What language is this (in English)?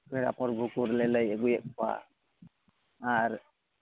Santali